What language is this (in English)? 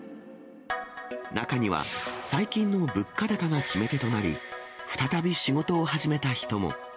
Japanese